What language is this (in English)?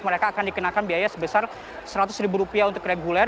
Indonesian